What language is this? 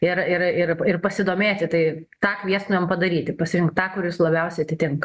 Lithuanian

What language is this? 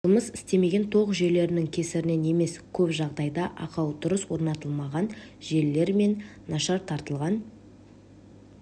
Kazakh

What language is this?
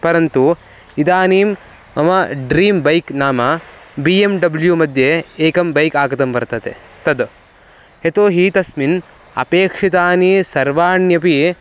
Sanskrit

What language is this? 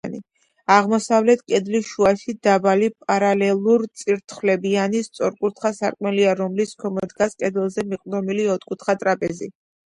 Georgian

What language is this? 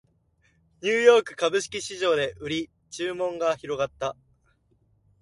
Japanese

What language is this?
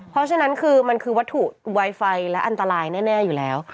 Thai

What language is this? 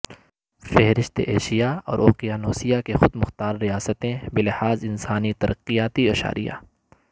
Urdu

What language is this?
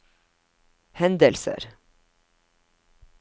Norwegian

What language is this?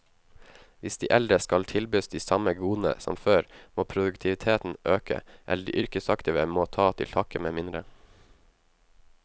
Norwegian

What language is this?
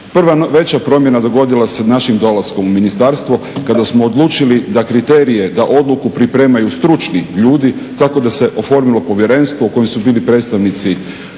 Croatian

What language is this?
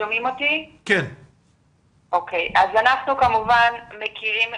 Hebrew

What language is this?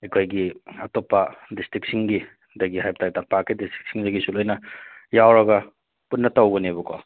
Manipuri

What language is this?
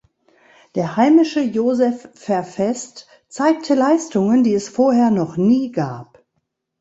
German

